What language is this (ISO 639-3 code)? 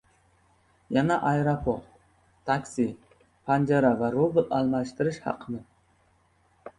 uzb